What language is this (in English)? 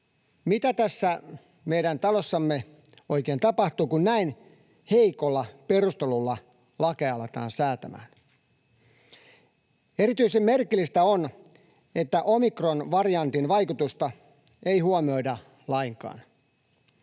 Finnish